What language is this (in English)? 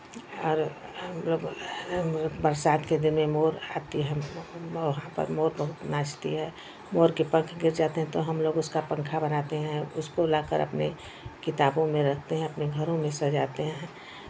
Hindi